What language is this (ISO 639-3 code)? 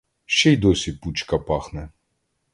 ukr